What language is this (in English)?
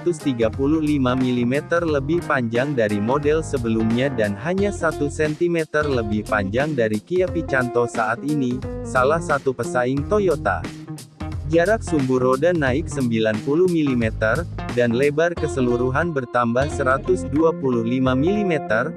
Indonesian